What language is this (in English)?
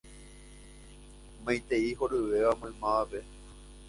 Guarani